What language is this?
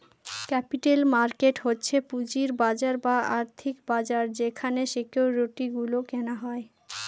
Bangla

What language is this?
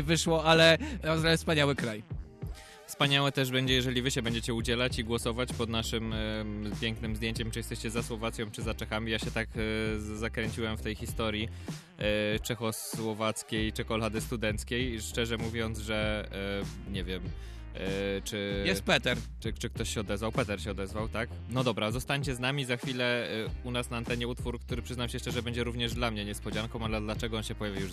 Polish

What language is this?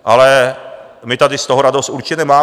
Czech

